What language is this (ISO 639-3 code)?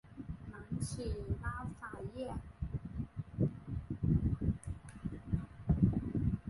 zho